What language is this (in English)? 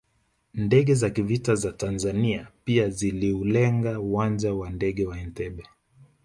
Swahili